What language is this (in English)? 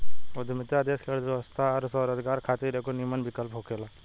Bhojpuri